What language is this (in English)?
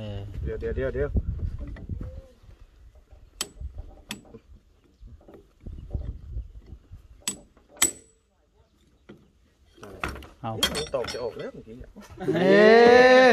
Thai